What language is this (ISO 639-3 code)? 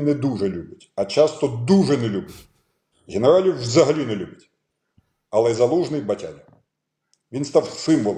ukr